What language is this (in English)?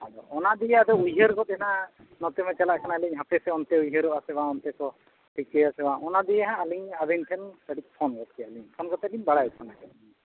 Santali